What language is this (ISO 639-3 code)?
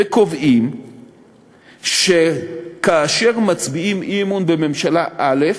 heb